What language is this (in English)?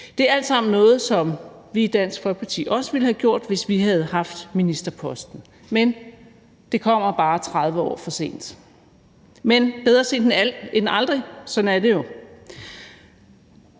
Danish